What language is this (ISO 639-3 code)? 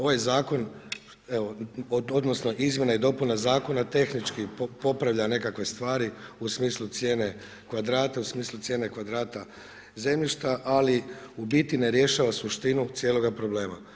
hrv